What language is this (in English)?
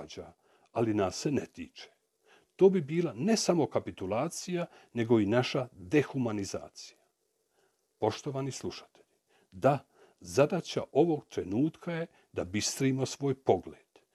Croatian